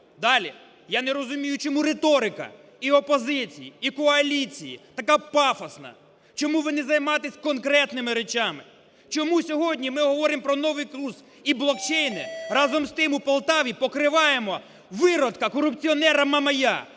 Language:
Ukrainian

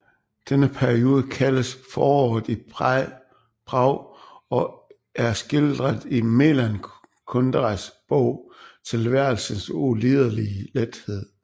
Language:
Danish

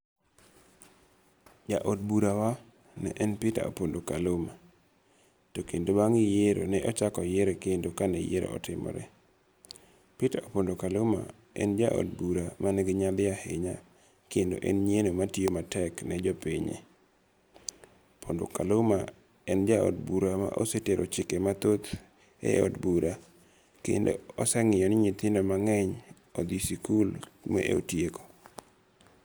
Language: Luo (Kenya and Tanzania)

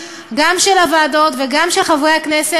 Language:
Hebrew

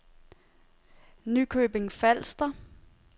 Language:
Danish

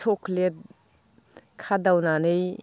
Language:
Bodo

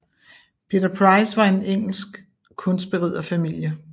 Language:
Danish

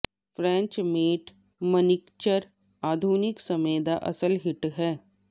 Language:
Punjabi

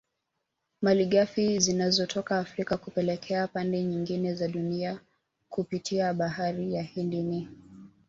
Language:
Swahili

